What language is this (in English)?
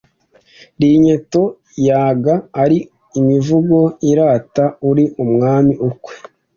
Kinyarwanda